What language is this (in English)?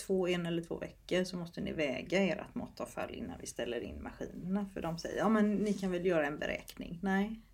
Swedish